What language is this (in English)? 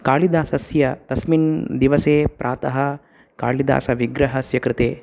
Sanskrit